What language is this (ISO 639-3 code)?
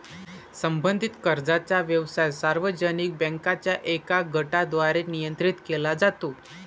mar